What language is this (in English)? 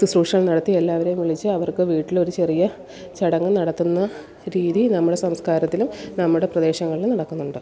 Malayalam